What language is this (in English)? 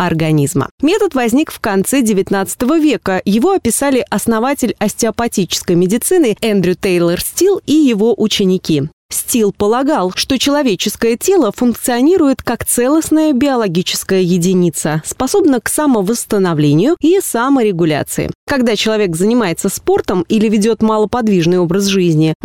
Russian